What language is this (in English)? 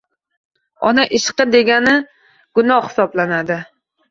Uzbek